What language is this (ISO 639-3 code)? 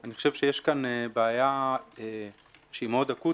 heb